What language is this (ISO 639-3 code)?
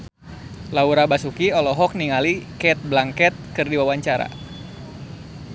sun